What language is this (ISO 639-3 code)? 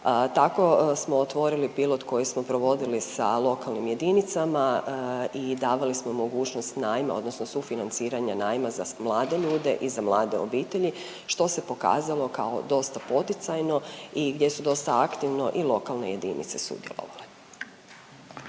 hrv